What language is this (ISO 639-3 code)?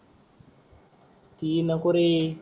mar